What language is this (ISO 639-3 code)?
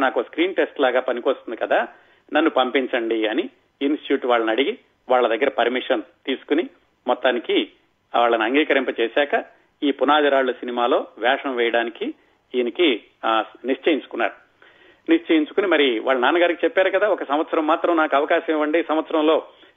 tel